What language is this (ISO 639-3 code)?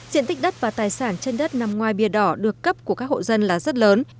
vie